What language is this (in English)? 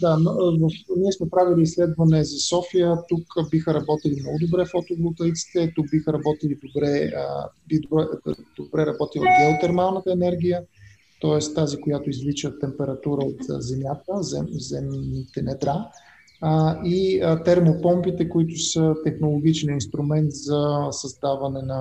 Bulgarian